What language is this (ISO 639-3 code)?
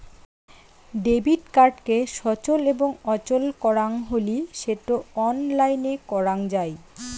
ben